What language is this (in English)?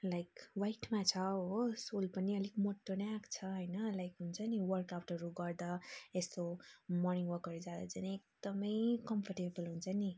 Nepali